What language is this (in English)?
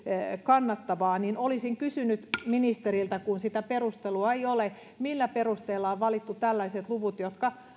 Finnish